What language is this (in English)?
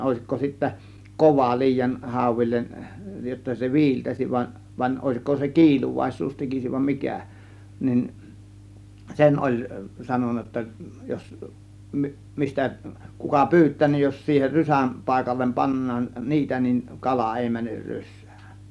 Finnish